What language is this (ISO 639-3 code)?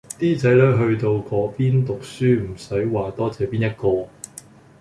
yue